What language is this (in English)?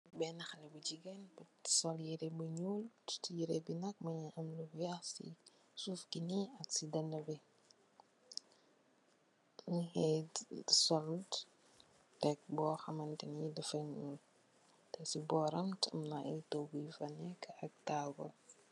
Wolof